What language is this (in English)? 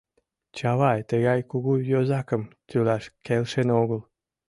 Mari